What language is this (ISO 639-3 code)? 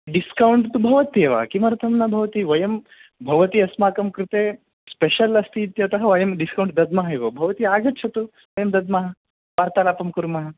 san